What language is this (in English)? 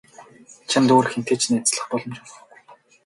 Mongolian